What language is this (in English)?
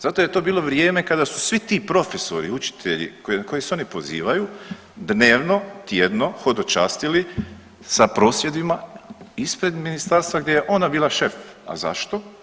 Croatian